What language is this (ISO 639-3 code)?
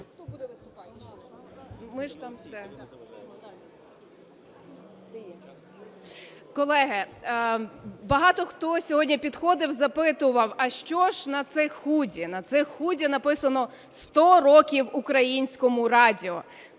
ukr